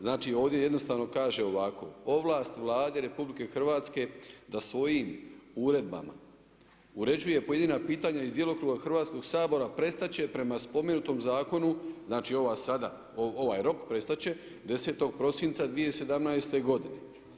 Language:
Croatian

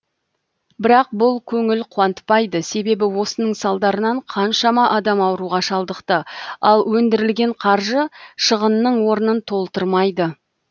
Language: Kazakh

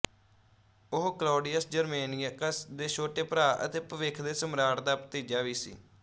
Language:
Punjabi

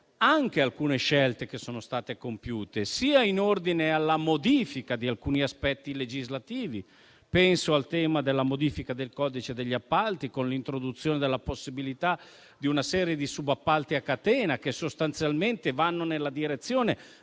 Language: Italian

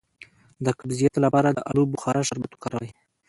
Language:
Pashto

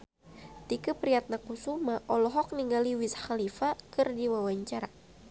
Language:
Sundanese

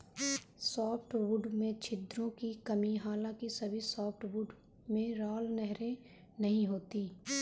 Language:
Hindi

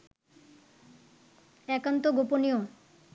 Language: Bangla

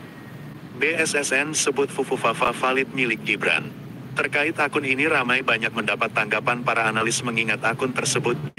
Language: Indonesian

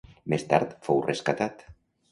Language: Catalan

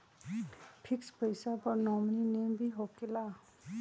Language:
Magahi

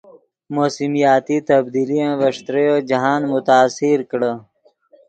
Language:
Yidgha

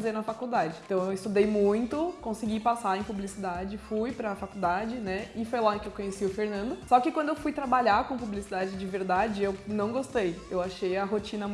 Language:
Portuguese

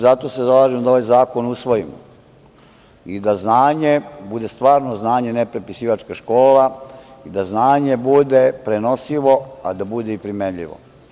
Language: Serbian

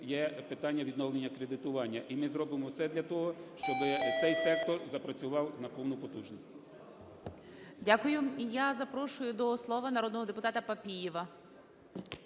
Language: Ukrainian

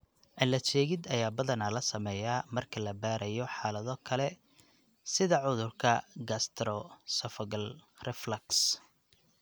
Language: Somali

